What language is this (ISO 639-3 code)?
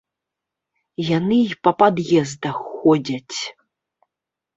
bel